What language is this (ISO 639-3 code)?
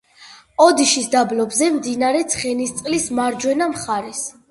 kat